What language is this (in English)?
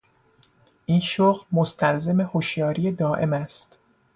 Persian